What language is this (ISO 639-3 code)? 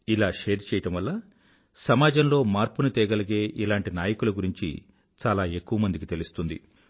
tel